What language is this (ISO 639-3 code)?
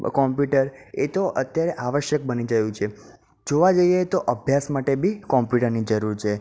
guj